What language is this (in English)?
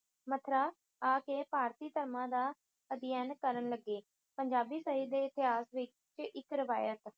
Punjabi